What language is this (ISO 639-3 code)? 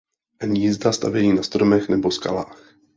ces